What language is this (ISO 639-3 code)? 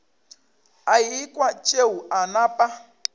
nso